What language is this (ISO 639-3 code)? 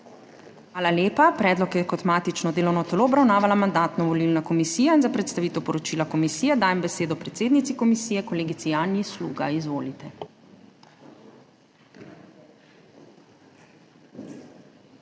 slv